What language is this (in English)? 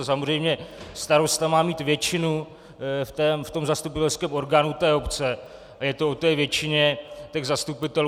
Czech